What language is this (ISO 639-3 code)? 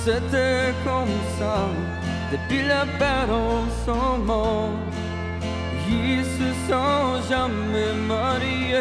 ukr